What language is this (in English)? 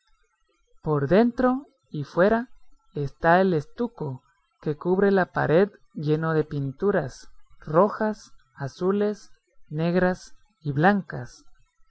Spanish